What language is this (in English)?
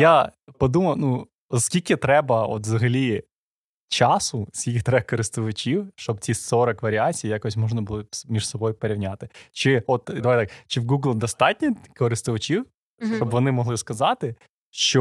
Ukrainian